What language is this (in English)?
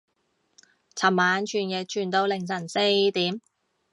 Cantonese